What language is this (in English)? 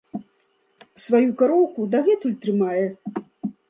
Belarusian